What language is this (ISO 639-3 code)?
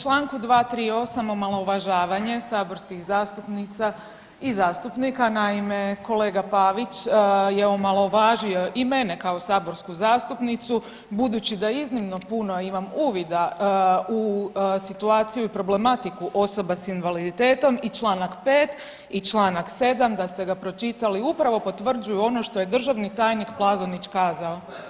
hrv